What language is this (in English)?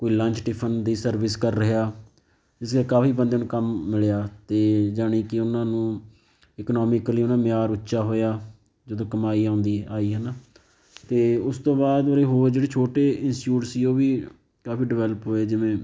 Punjabi